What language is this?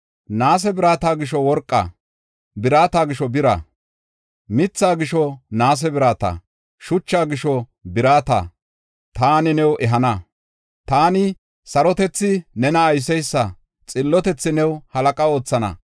Gofa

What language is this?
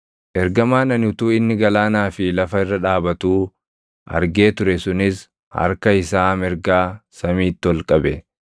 Oromo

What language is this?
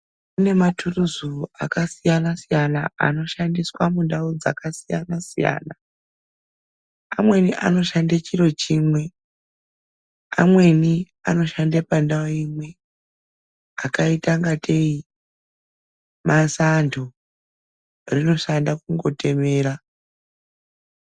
Ndau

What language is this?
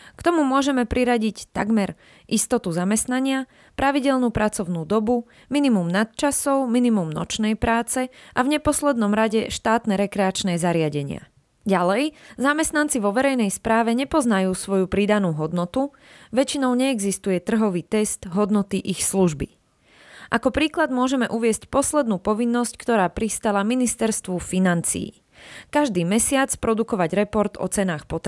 Slovak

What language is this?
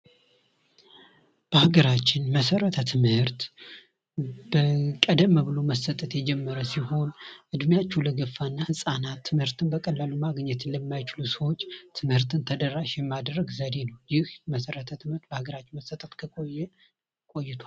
Amharic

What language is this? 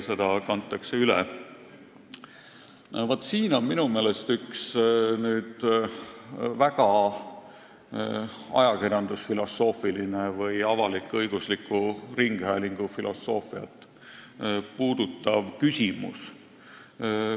Estonian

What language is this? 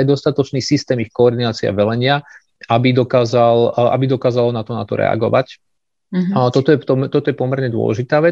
Slovak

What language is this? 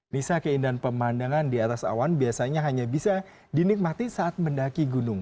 Indonesian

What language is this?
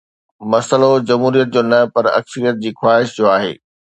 Sindhi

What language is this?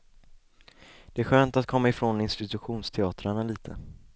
Swedish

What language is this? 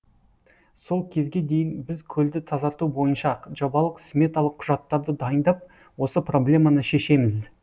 Kazakh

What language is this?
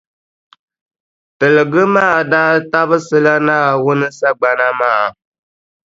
Dagbani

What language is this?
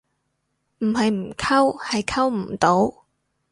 Cantonese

